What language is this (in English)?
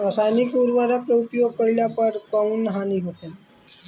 Bhojpuri